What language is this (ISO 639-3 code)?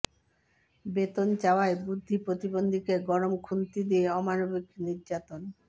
ben